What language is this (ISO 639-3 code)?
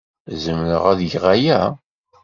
kab